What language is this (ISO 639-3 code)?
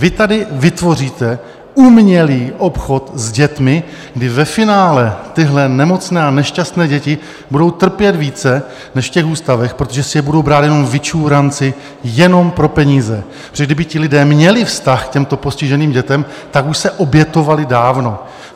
ces